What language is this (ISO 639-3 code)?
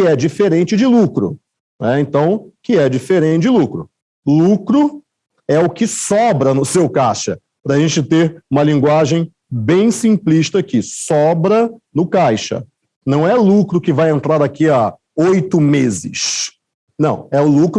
por